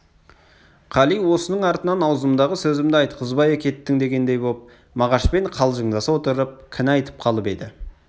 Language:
Kazakh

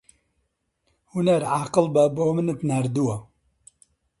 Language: Central Kurdish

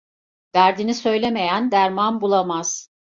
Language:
Turkish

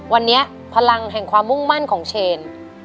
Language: Thai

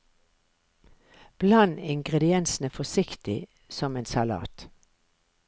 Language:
Norwegian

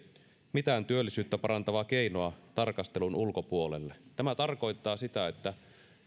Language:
Finnish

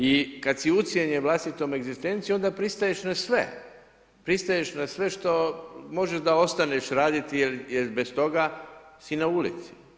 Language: Croatian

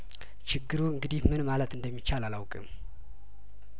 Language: Amharic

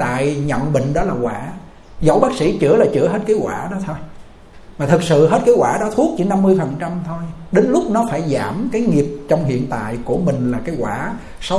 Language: Vietnamese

